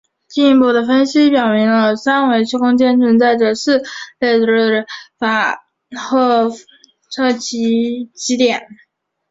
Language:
Chinese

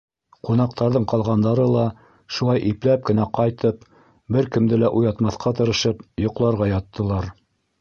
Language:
Bashkir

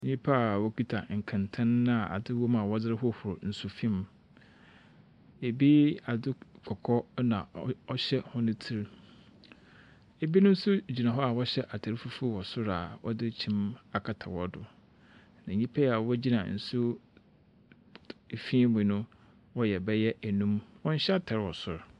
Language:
Akan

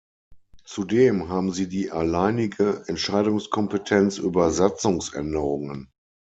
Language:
German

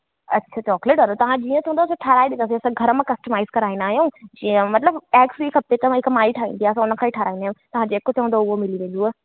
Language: Sindhi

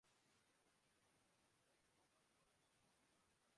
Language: Urdu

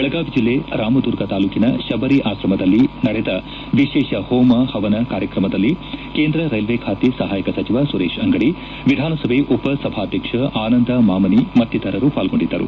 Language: Kannada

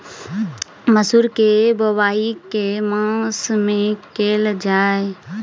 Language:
Maithili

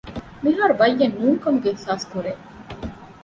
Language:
Divehi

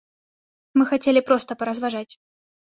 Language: Belarusian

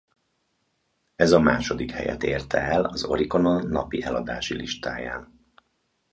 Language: Hungarian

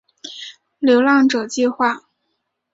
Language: Chinese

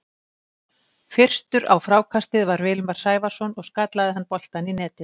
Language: Icelandic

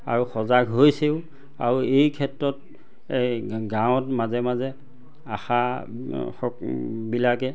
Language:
Assamese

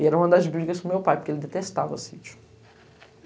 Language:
Portuguese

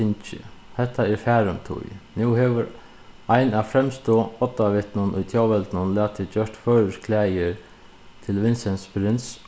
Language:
Faroese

